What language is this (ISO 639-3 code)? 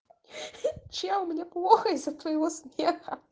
rus